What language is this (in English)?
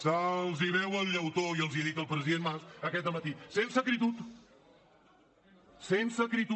Catalan